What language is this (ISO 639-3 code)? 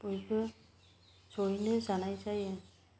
brx